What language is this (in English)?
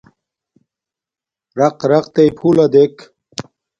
Domaaki